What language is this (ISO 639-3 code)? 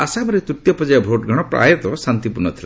ori